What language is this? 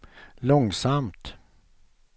Swedish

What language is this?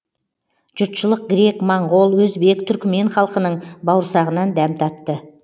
Kazakh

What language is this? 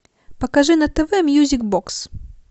Russian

